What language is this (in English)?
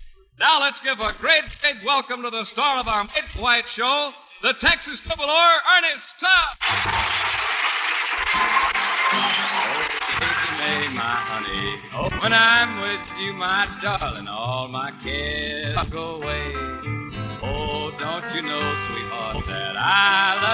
English